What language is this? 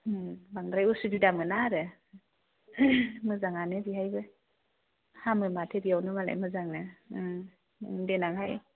Bodo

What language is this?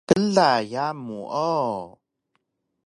Taroko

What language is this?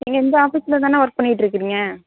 Tamil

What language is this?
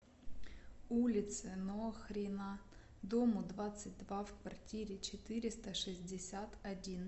Russian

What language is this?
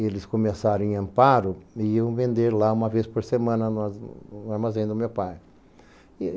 Portuguese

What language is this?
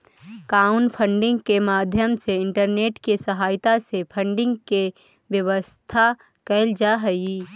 Magahi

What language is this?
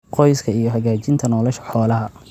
Somali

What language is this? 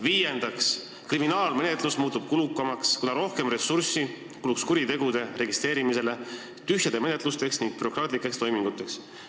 Estonian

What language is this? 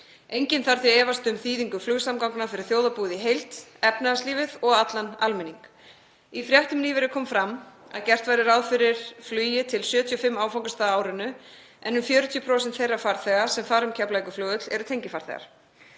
Icelandic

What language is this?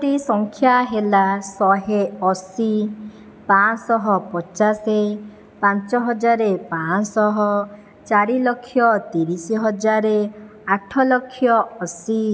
Odia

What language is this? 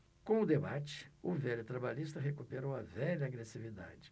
Portuguese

